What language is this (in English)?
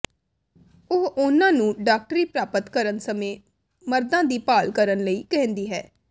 Punjabi